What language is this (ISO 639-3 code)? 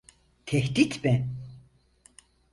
tur